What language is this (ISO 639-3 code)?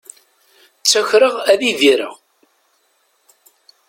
kab